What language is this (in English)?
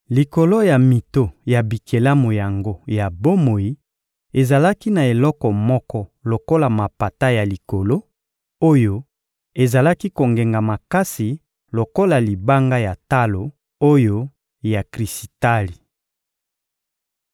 Lingala